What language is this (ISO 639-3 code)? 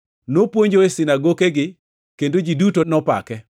luo